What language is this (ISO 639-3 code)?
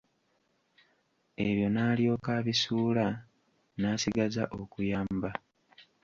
lug